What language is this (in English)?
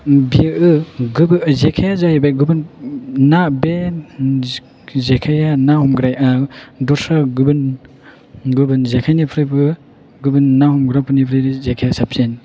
Bodo